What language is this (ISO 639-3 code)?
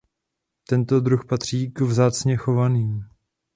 ces